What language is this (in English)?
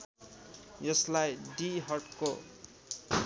Nepali